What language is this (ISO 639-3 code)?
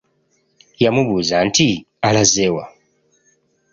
lug